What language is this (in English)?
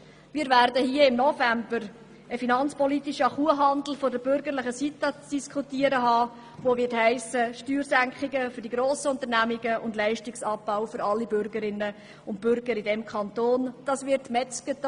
Swiss German